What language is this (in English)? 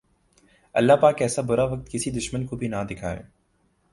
Urdu